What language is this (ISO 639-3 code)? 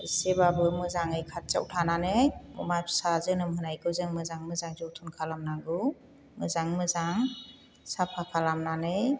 brx